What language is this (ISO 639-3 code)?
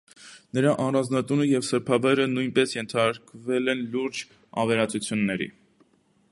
hye